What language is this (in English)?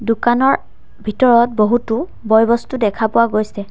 Assamese